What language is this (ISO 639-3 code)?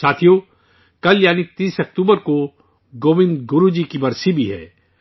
urd